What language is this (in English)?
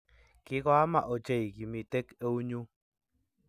Kalenjin